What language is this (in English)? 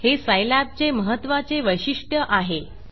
Marathi